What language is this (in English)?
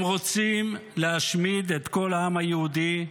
Hebrew